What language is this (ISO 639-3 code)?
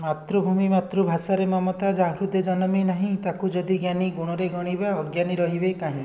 ori